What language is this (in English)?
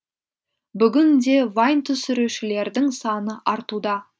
Kazakh